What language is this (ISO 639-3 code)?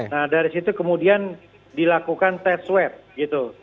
ind